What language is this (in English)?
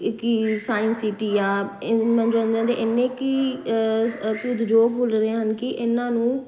Punjabi